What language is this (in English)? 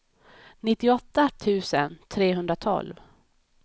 Swedish